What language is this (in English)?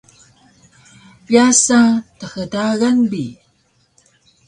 Taroko